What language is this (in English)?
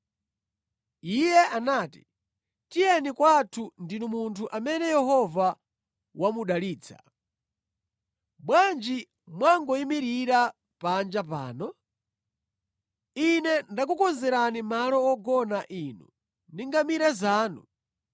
Nyanja